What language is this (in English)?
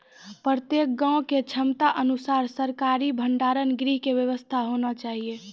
Maithili